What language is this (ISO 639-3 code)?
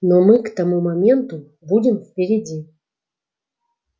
rus